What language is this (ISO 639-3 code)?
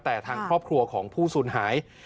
tha